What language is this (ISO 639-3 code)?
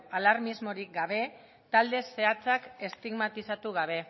eus